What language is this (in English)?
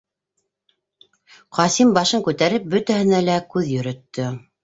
Bashkir